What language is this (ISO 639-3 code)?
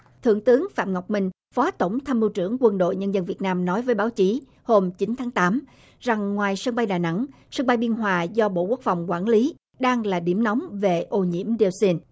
vie